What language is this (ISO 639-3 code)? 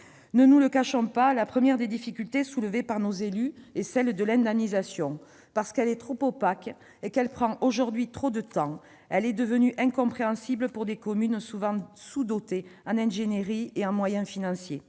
fra